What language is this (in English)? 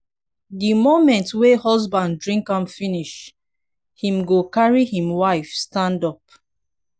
Nigerian Pidgin